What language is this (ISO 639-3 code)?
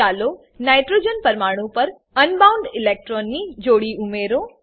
guj